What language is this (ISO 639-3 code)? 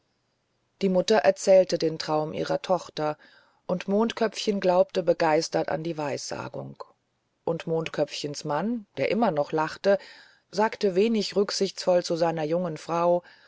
deu